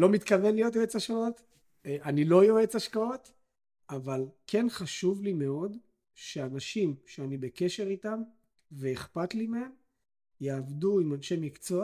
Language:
Hebrew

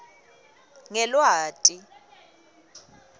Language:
Swati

